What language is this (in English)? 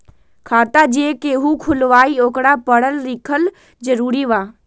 Magahi